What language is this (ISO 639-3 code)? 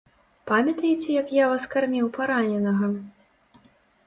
bel